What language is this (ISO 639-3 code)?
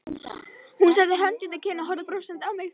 isl